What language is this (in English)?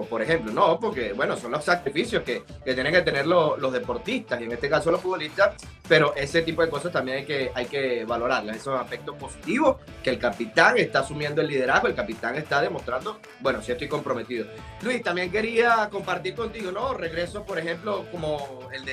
Spanish